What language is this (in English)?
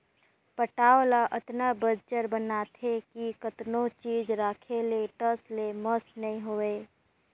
Chhattisgarhi